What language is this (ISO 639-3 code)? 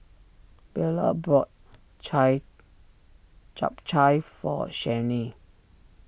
eng